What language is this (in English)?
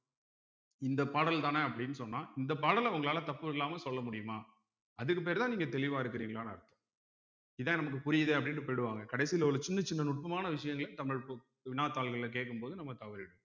Tamil